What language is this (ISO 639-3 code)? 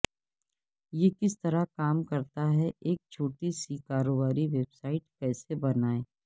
urd